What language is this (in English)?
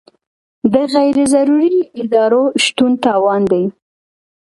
Pashto